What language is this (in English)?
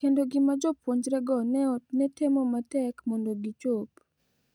Luo (Kenya and Tanzania)